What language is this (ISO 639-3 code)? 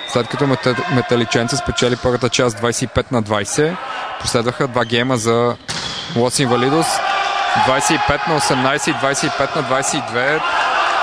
bul